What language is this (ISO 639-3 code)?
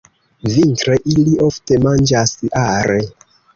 epo